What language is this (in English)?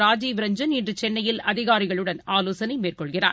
Tamil